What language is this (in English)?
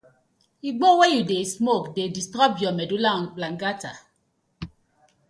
Nigerian Pidgin